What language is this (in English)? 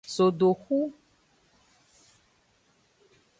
Aja (Benin)